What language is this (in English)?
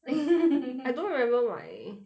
English